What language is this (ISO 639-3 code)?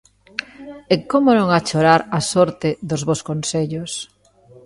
glg